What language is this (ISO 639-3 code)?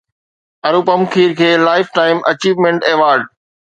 snd